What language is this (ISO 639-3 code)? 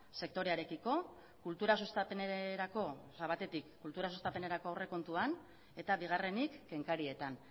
eus